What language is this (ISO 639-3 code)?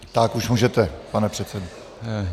ces